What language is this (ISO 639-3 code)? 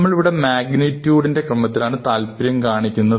mal